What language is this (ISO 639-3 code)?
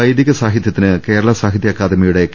mal